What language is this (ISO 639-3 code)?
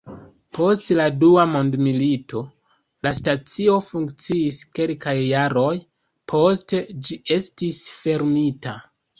epo